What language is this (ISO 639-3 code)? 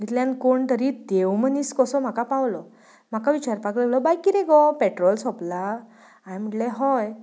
kok